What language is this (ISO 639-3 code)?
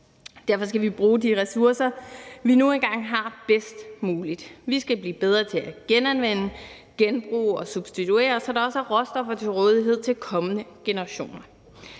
dan